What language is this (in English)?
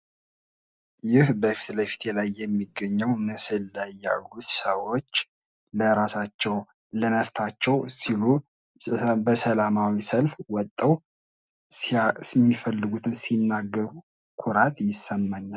Amharic